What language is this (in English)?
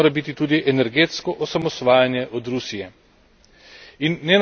Slovenian